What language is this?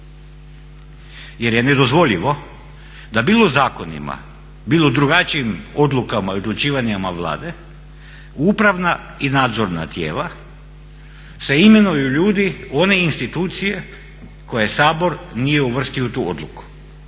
Croatian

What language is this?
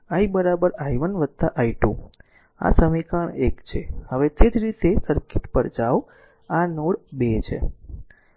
Gujarati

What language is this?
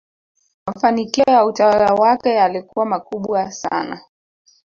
Swahili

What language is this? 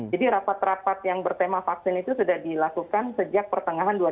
Indonesian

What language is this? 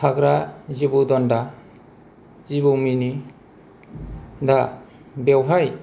Bodo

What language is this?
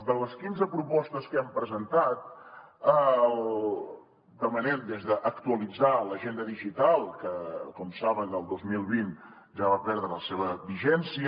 Catalan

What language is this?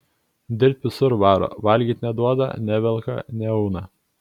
Lithuanian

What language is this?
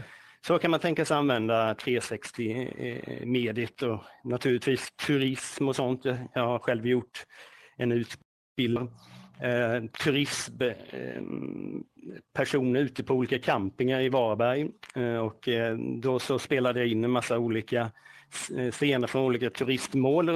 Swedish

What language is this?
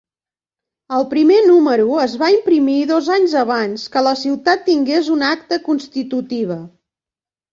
Catalan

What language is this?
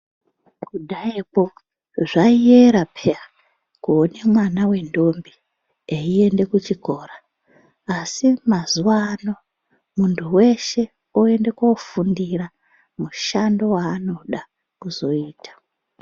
Ndau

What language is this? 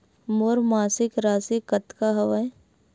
Chhattisgarhi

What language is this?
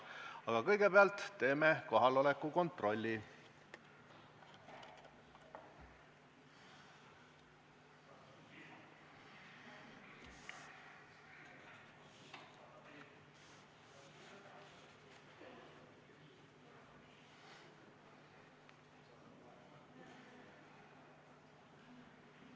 Estonian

